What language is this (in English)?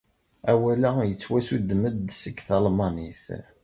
Kabyle